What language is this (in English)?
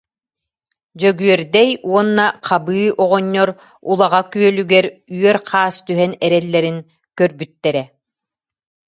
Yakut